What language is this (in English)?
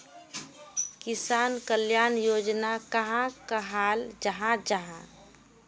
Magahi